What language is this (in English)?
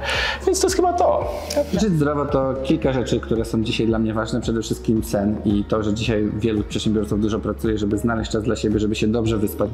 Polish